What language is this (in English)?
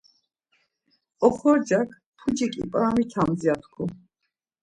Laz